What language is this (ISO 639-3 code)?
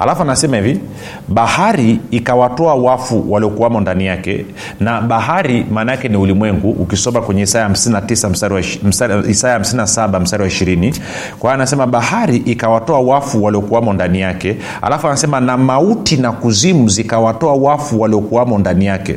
swa